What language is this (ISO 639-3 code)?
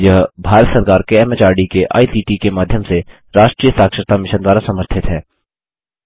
hin